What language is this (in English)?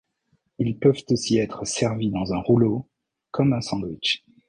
French